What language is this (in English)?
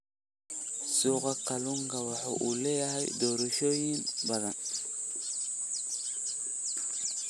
Somali